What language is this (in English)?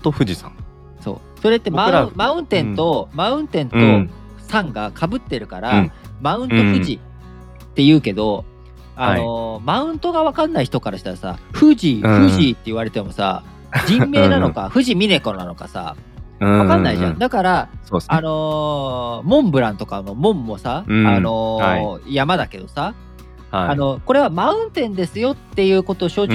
Japanese